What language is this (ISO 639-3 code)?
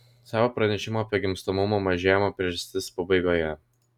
lit